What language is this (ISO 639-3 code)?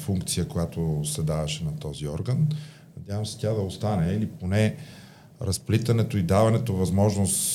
bul